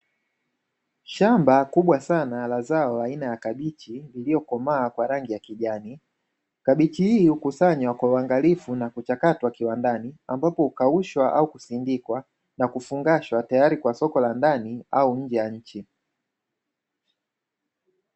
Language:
Swahili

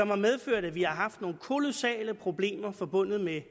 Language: Danish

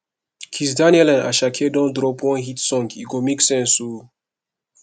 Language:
Nigerian Pidgin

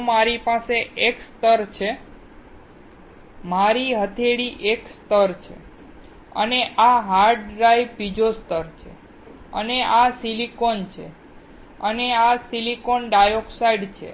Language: Gujarati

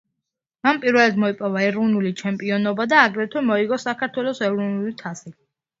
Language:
Georgian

